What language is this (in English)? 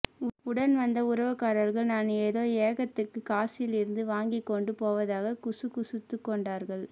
Tamil